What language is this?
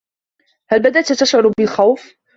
Arabic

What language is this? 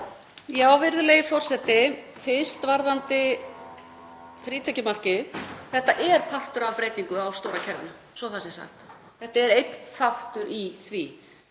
Icelandic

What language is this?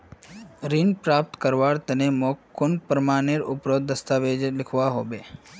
Magahi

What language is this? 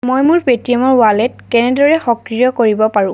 Assamese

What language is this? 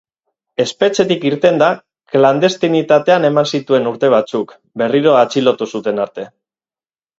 Basque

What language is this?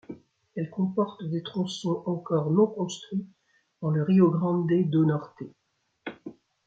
French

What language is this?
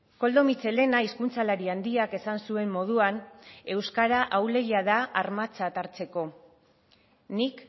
Basque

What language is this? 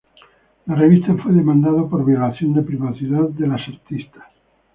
Spanish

